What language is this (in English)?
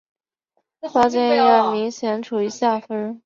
Chinese